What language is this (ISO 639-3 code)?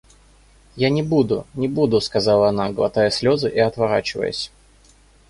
rus